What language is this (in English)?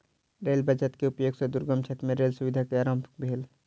Maithili